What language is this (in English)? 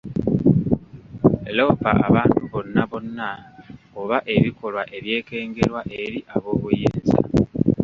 Ganda